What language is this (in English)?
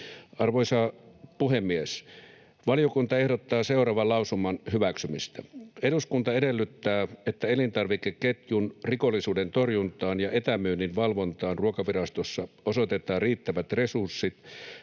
Finnish